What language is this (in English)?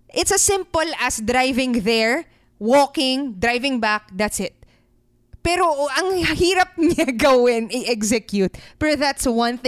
Filipino